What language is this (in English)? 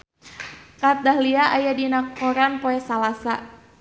Sundanese